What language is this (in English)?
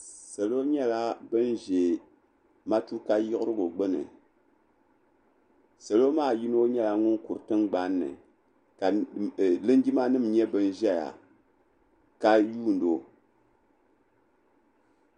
Dagbani